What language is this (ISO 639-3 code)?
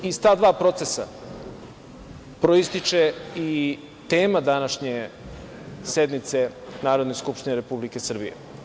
srp